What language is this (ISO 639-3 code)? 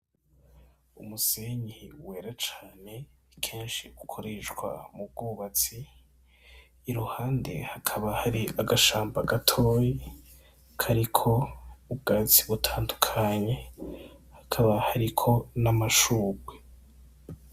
run